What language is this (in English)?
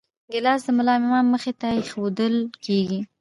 Pashto